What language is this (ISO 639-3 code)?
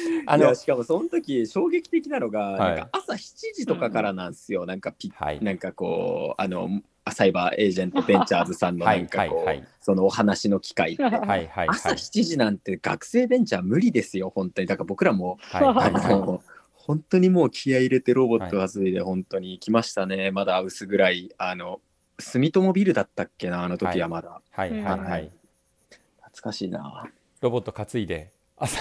jpn